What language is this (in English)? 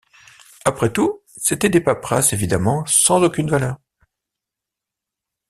French